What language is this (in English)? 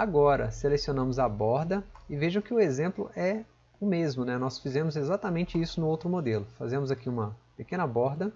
Portuguese